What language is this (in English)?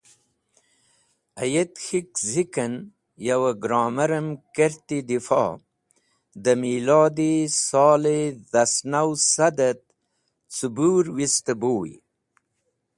Wakhi